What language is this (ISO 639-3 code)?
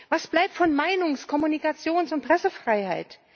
deu